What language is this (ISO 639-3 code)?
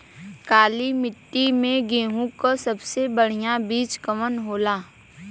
bho